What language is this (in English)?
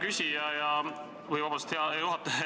Estonian